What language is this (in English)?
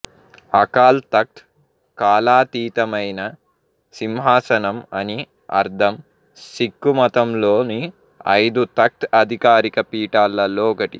Telugu